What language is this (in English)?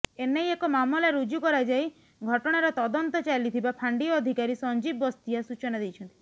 Odia